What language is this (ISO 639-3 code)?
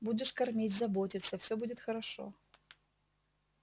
rus